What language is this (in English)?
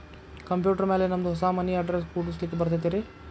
Kannada